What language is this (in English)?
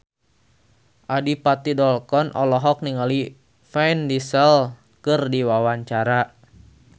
Sundanese